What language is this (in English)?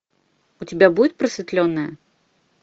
Russian